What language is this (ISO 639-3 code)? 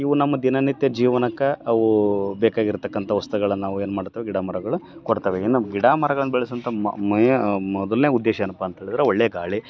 kan